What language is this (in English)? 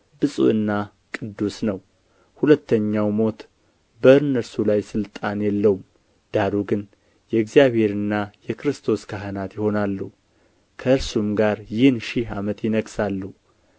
Amharic